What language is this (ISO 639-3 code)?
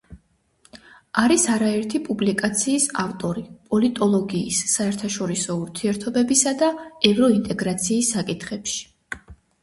kat